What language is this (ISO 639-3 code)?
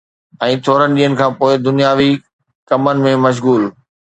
snd